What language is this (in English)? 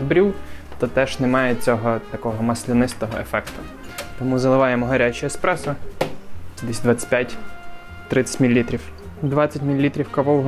Ukrainian